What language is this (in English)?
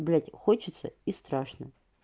Russian